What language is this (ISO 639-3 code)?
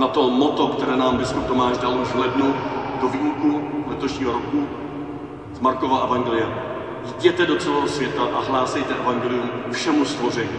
ces